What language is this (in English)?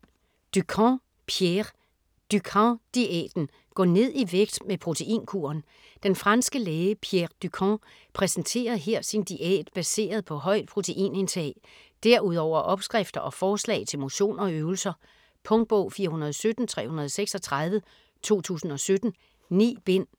Danish